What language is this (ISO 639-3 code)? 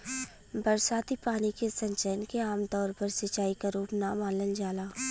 bho